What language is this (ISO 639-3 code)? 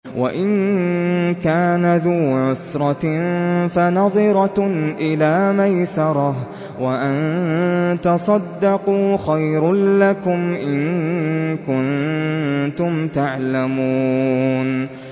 ara